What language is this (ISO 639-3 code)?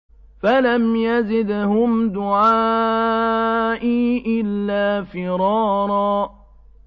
ara